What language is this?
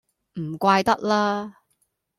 Cantonese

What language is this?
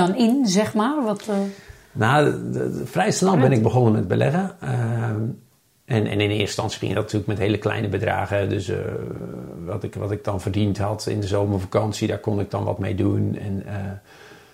Dutch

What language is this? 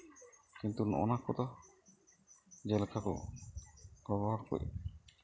Santali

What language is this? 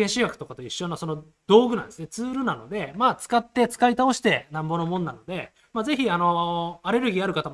Japanese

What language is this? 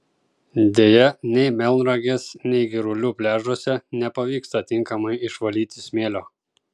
Lithuanian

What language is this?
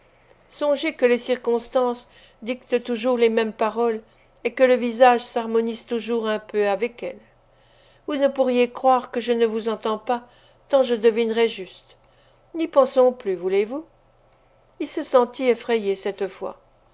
French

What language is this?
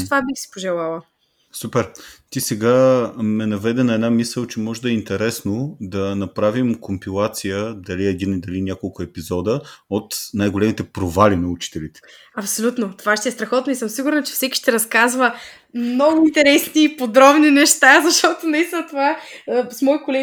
Bulgarian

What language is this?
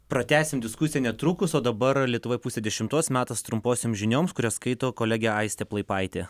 Lithuanian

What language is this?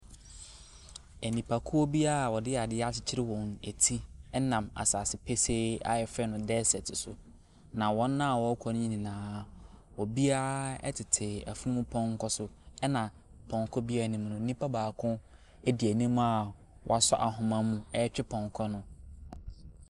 Akan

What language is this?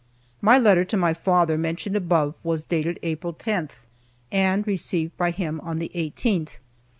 English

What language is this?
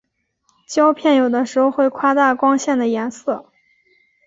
Chinese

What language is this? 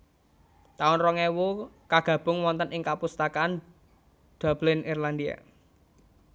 Javanese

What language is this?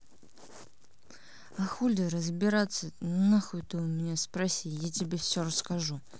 Russian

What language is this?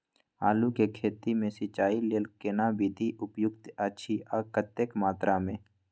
Maithili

